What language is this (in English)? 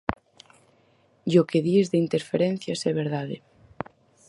Galician